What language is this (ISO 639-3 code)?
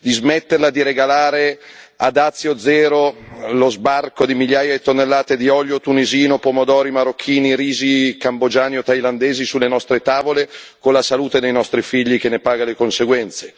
ita